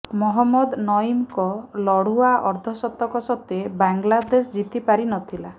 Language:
Odia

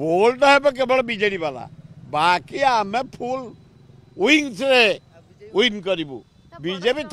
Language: Korean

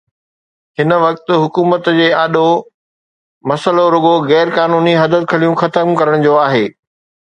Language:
Sindhi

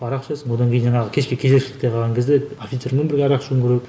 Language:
Kazakh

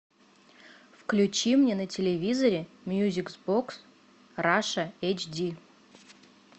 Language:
Russian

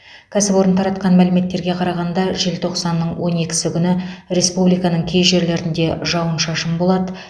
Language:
Kazakh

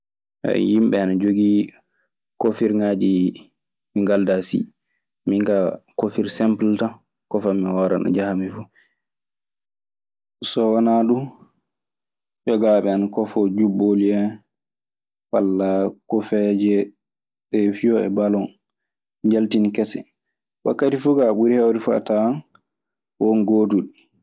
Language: Maasina Fulfulde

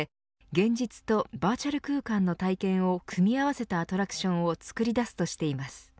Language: Japanese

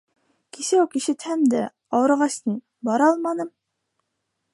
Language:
Bashkir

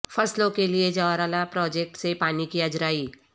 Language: Urdu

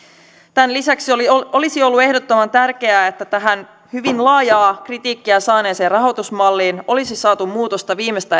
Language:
Finnish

